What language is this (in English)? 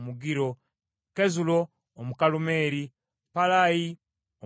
Ganda